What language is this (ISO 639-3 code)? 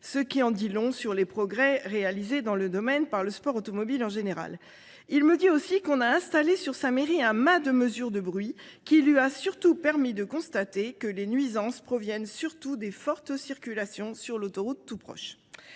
fra